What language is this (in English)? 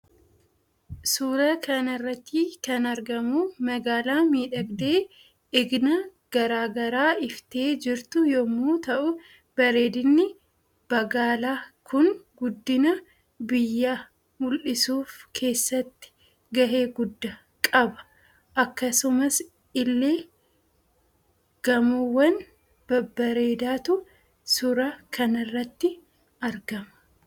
Oromo